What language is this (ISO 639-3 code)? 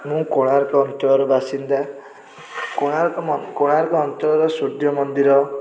ori